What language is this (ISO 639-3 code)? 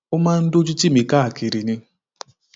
yor